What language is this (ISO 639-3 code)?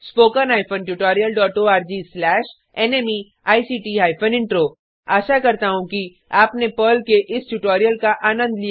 hin